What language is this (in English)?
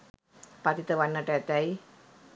Sinhala